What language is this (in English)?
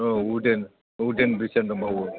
Bodo